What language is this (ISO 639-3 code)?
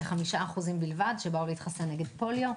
heb